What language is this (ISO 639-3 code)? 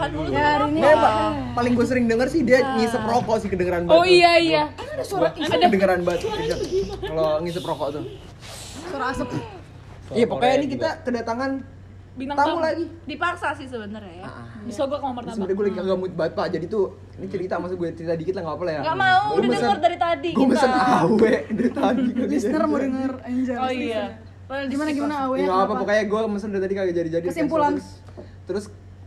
ind